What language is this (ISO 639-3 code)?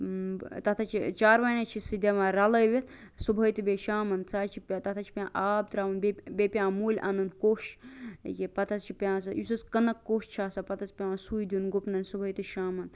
kas